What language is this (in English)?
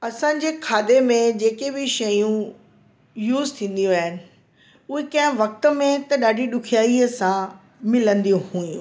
Sindhi